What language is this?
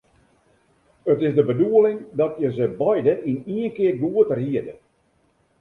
Western Frisian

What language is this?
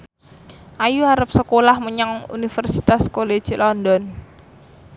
Javanese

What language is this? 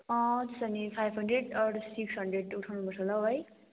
Nepali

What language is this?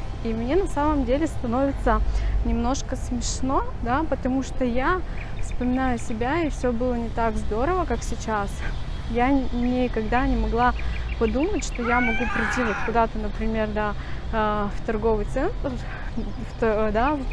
Russian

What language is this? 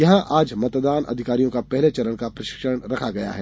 Hindi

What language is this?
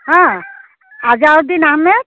Assamese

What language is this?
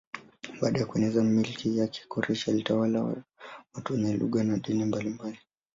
Swahili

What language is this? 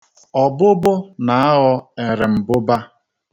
Igbo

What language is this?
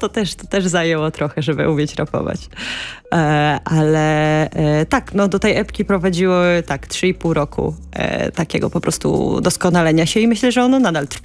Polish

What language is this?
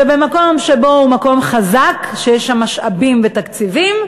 Hebrew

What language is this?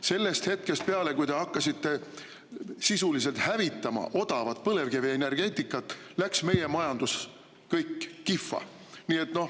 Estonian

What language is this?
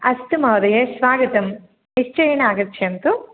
Sanskrit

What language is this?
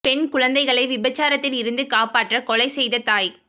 Tamil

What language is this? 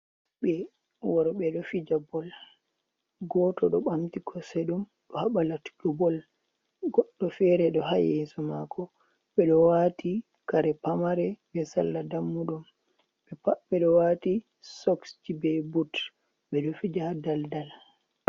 Fula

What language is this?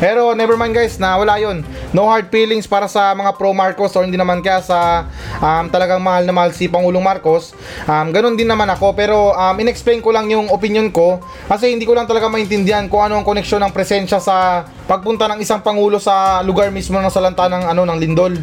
Filipino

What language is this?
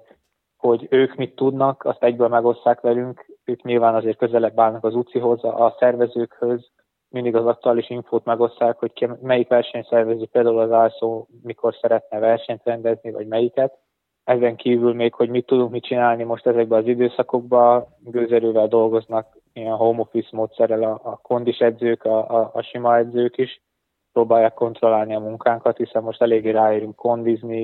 Hungarian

